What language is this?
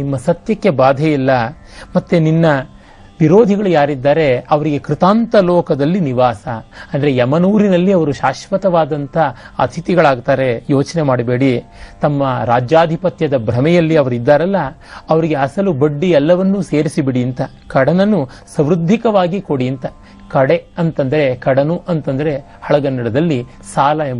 Kannada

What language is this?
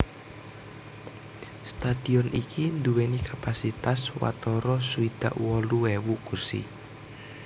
Javanese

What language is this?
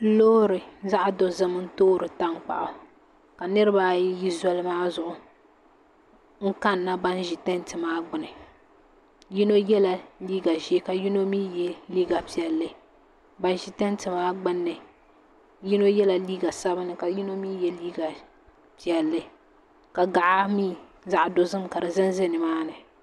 Dagbani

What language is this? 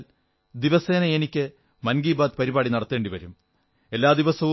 Malayalam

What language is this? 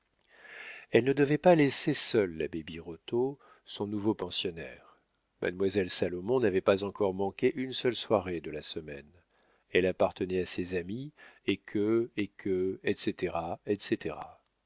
French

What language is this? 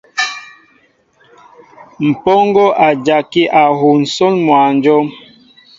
Mbo (Cameroon)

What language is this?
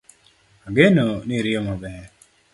Luo (Kenya and Tanzania)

